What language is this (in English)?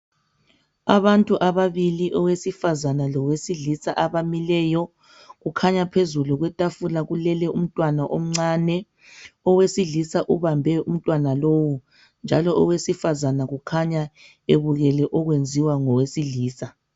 North Ndebele